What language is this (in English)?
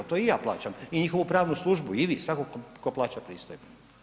Croatian